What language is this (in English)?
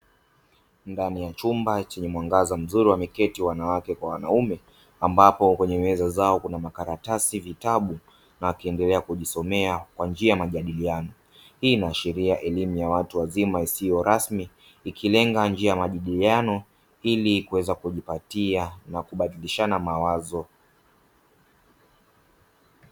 Swahili